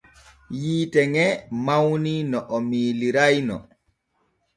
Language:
Borgu Fulfulde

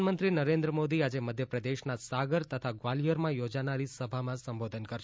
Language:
Gujarati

